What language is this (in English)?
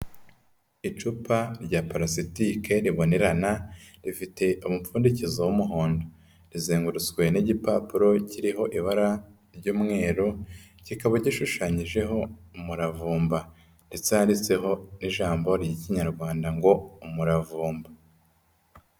Kinyarwanda